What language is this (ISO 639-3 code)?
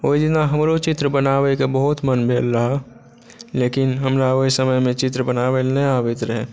mai